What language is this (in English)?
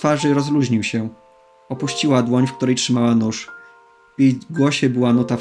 Polish